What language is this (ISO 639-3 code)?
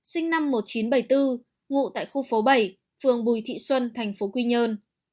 vie